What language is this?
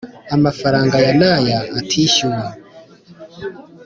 Kinyarwanda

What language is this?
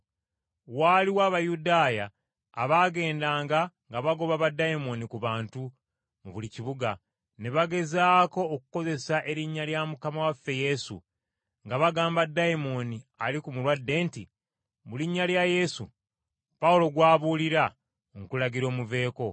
Ganda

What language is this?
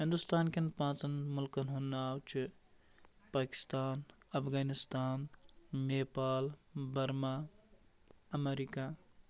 Kashmiri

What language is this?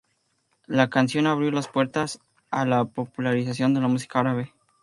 Spanish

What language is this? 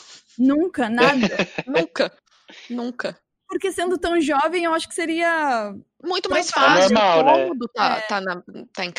Portuguese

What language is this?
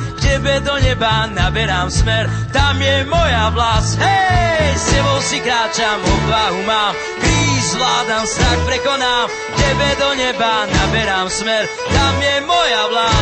Slovak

